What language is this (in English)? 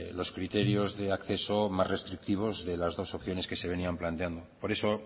Spanish